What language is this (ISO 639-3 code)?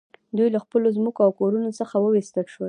pus